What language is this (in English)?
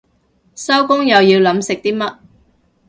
Cantonese